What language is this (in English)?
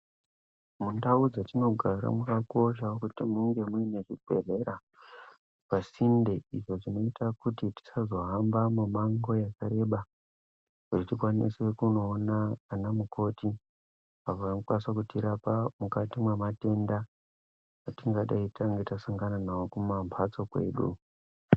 Ndau